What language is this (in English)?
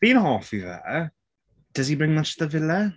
Welsh